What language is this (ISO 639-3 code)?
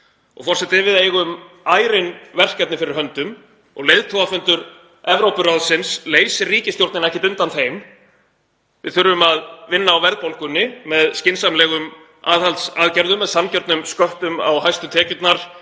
isl